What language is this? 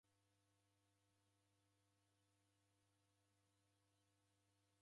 Taita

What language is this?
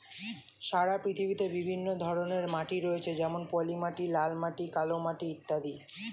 Bangla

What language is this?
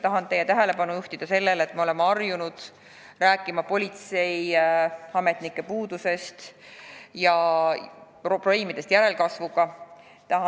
Estonian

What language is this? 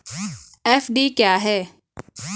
Hindi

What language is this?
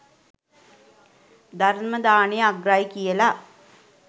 Sinhala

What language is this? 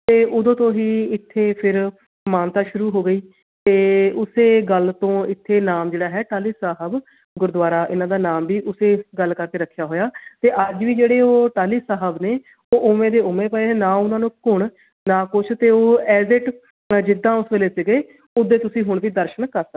Punjabi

